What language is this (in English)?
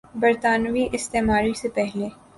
Urdu